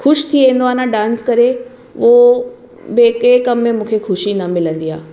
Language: Sindhi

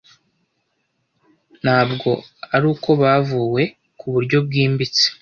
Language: Kinyarwanda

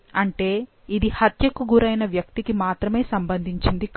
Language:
Telugu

